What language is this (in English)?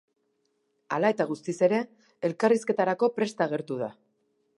Basque